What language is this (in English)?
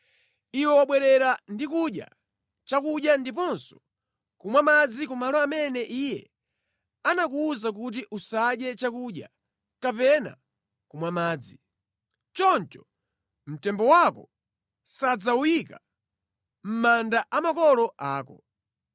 Nyanja